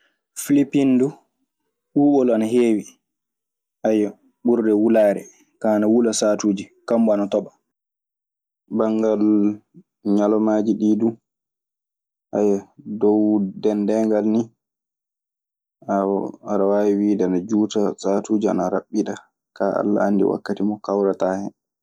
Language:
Maasina Fulfulde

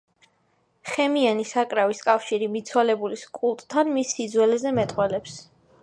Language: Georgian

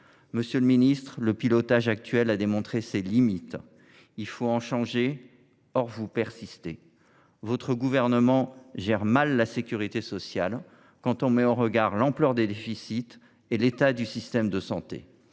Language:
French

